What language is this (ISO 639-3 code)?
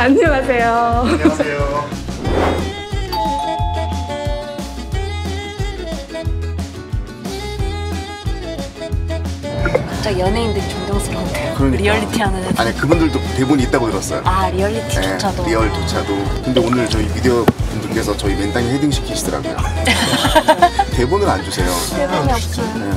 kor